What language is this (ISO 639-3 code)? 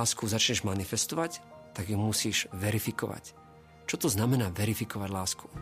slk